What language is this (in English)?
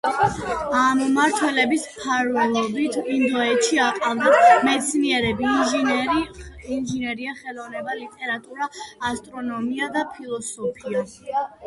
Georgian